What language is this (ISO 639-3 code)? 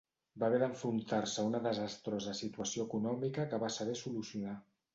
cat